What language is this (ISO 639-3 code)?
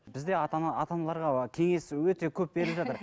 kaz